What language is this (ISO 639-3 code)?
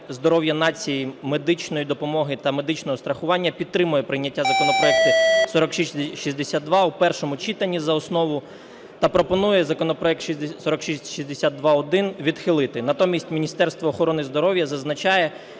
ukr